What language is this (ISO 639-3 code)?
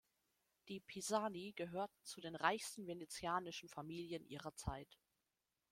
deu